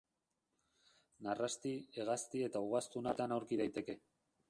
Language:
Basque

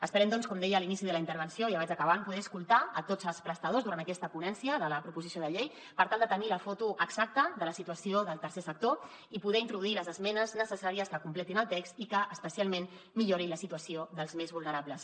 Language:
Catalan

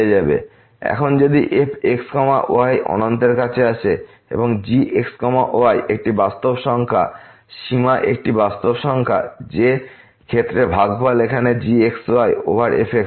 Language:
Bangla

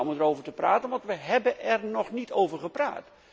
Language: Dutch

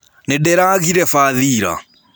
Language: Kikuyu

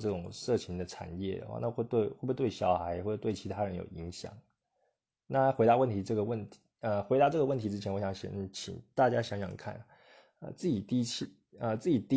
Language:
Chinese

